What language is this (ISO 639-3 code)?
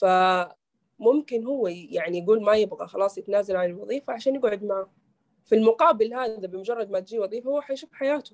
ara